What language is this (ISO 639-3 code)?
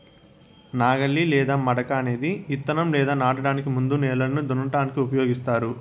tel